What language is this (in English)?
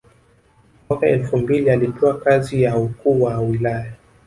Swahili